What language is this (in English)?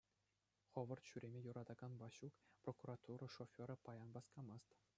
Chuvash